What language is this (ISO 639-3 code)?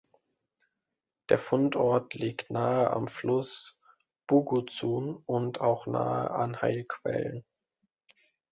deu